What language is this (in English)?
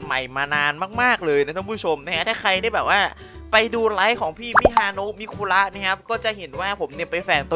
Thai